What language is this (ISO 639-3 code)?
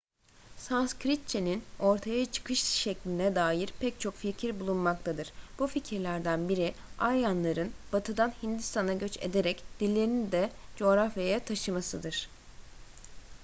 tur